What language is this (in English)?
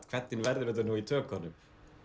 Icelandic